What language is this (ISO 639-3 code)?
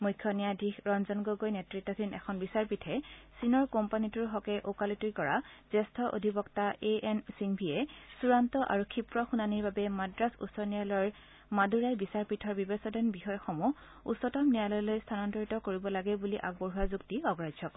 asm